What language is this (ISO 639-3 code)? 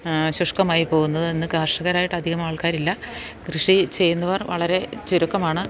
mal